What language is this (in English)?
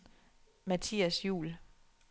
Danish